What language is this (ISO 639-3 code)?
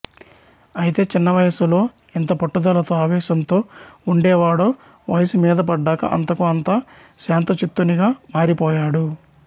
tel